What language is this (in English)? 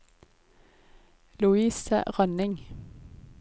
Norwegian